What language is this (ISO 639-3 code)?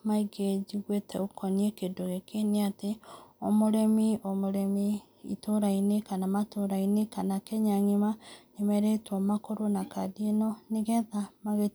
kik